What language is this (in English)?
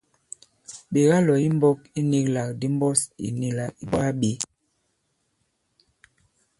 Bankon